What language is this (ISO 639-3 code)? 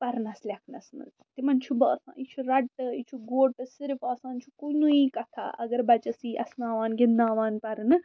kas